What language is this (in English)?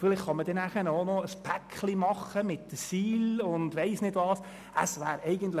Swiss German